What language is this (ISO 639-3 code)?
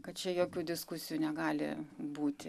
lit